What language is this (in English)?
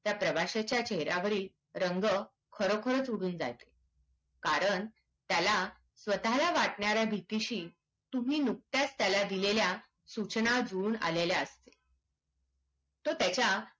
Marathi